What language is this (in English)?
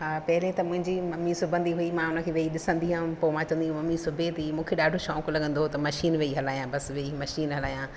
Sindhi